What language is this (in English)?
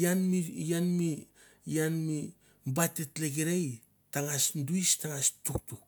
Mandara